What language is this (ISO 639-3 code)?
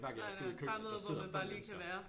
dan